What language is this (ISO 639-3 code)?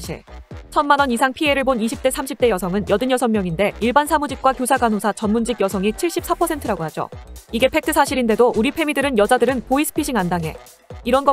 kor